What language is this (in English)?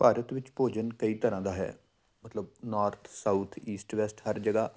Punjabi